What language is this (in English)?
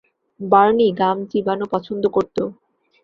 Bangla